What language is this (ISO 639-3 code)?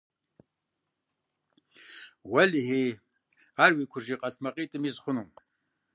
kbd